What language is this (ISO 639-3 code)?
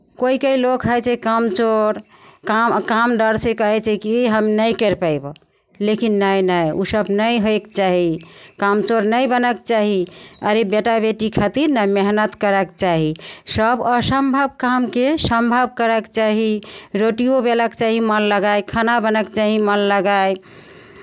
mai